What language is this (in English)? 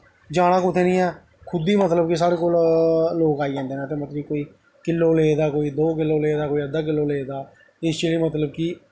Dogri